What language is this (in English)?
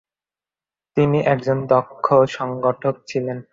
Bangla